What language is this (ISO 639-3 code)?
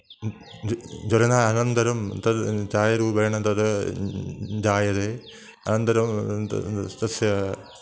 san